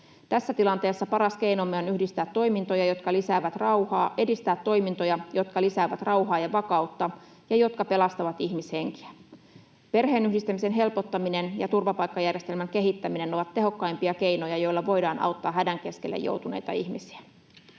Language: Finnish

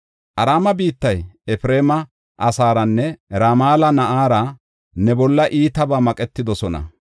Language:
Gofa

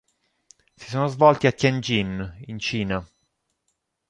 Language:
Italian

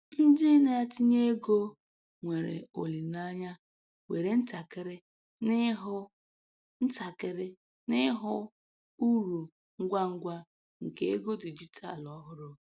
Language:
Igbo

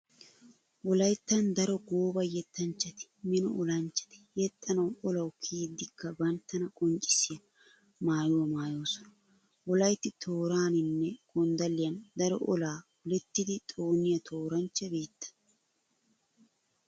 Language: Wolaytta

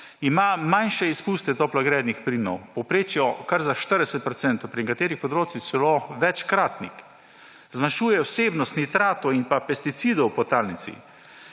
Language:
Slovenian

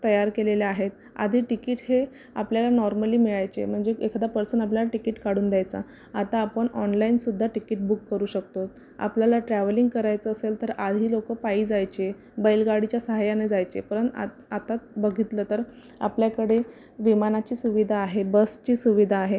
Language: Marathi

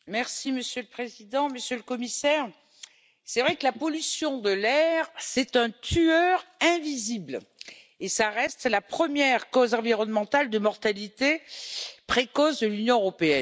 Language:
French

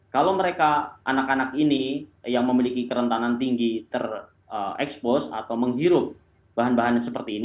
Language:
Indonesian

